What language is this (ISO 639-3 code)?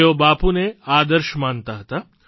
guj